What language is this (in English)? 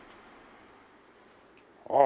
Japanese